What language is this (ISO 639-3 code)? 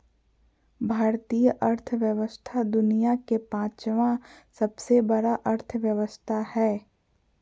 mag